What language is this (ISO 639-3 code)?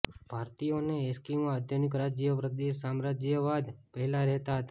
guj